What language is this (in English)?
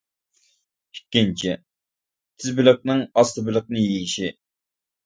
Uyghur